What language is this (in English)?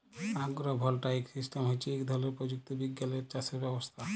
Bangla